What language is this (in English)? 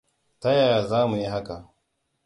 Hausa